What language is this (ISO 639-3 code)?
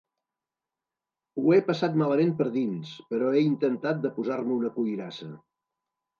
cat